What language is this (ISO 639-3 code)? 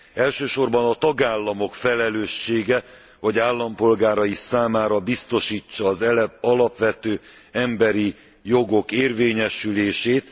hun